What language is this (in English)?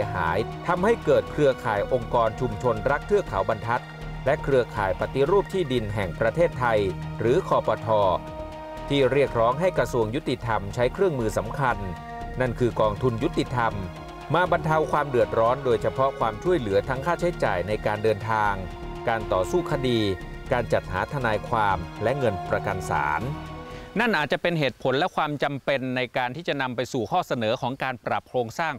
Thai